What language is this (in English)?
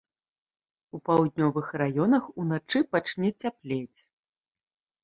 Belarusian